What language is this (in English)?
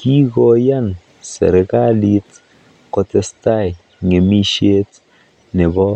Kalenjin